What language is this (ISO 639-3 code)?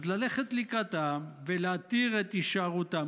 heb